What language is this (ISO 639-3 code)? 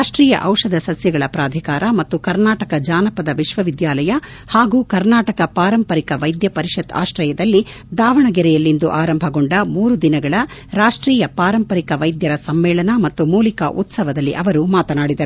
kan